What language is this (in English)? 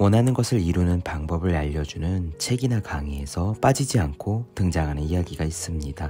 Korean